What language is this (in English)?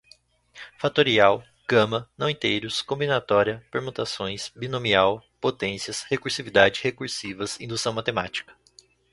Portuguese